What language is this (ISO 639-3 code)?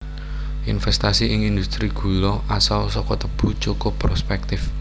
jav